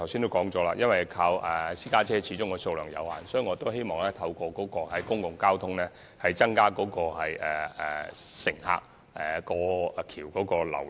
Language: Cantonese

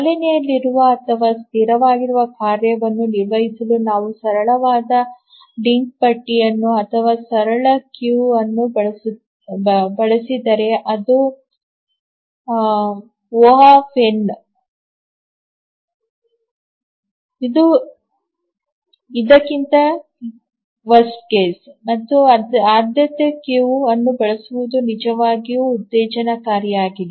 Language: Kannada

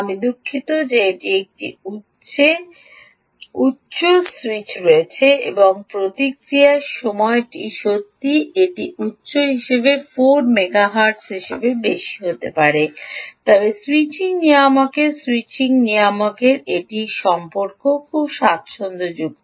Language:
Bangla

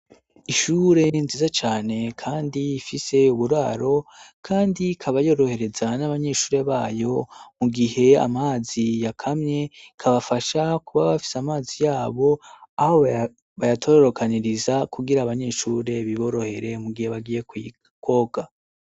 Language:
Rundi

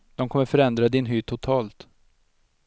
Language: Swedish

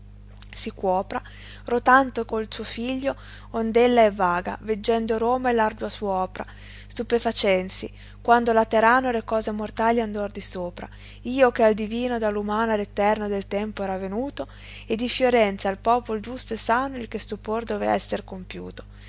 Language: Italian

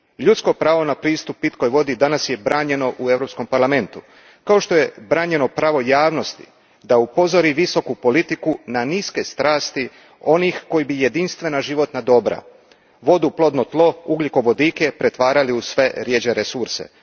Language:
Croatian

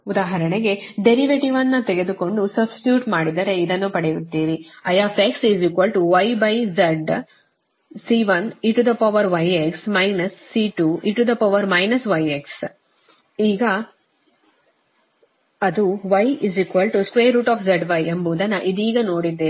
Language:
Kannada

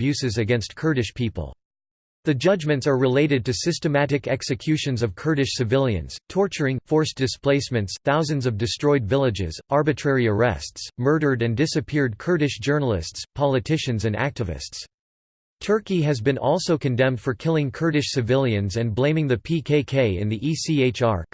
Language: English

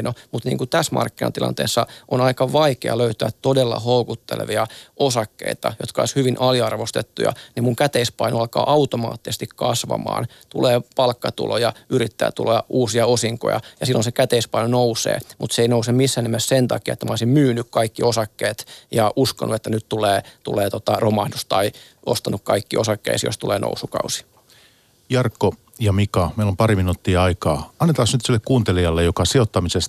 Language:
Finnish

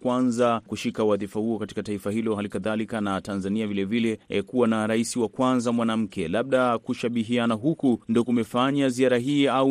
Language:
Swahili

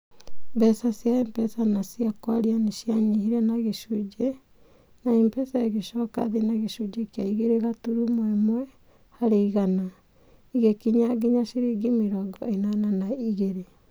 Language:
Kikuyu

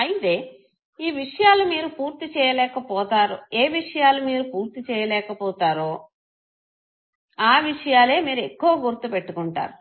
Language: Telugu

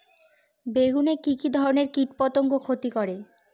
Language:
Bangla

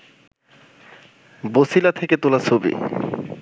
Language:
Bangla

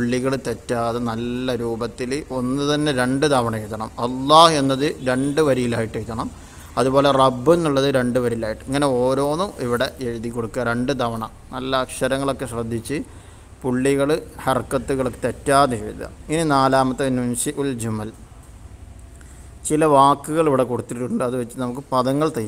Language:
Arabic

